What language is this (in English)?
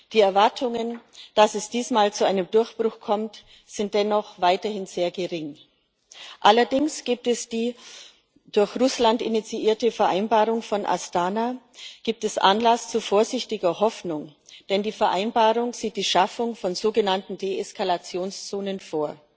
German